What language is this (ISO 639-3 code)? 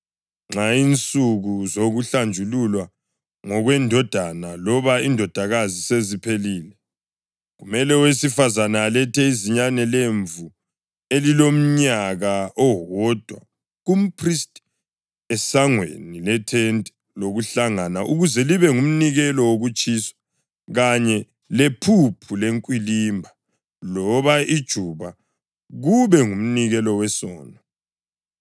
nde